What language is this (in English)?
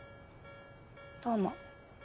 Japanese